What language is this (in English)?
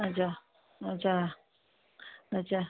Sindhi